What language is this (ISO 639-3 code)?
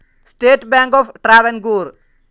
mal